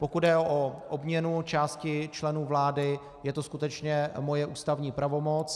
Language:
Czech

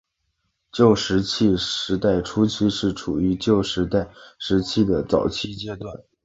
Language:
Chinese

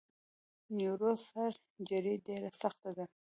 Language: Pashto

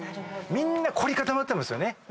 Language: Japanese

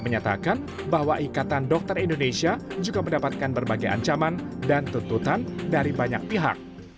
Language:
Indonesian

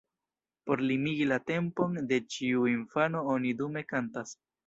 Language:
Esperanto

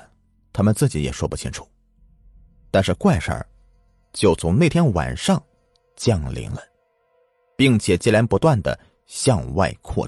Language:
Chinese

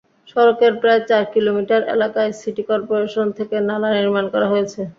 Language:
Bangla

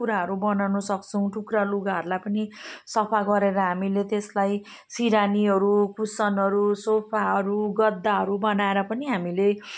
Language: Nepali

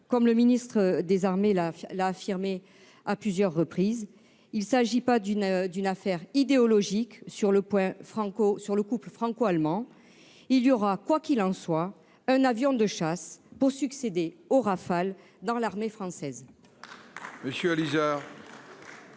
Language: French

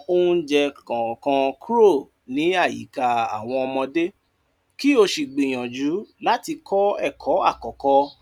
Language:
Yoruba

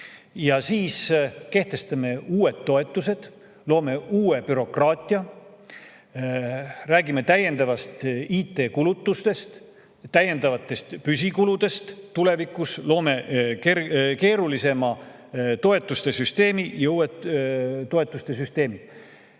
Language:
Estonian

